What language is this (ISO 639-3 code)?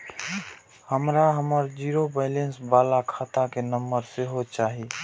mai